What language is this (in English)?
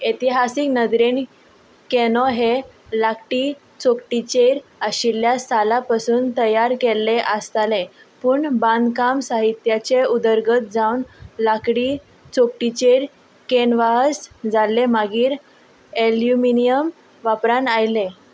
Konkani